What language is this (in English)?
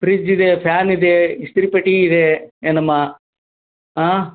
Kannada